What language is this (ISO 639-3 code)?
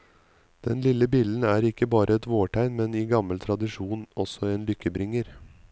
nor